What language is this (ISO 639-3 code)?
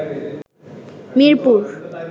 ben